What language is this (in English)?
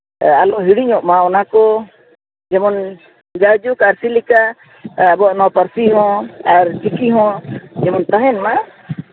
Santali